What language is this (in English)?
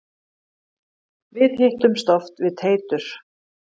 Icelandic